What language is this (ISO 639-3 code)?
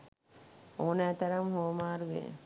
sin